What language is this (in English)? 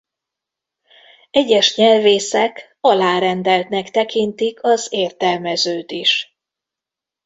Hungarian